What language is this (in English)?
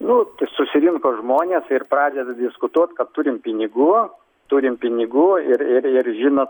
Lithuanian